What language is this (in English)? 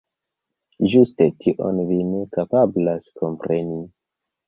Esperanto